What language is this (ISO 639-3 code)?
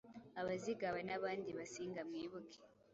kin